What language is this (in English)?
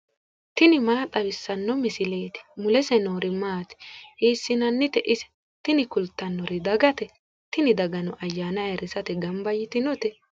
Sidamo